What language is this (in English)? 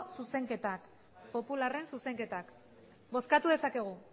Basque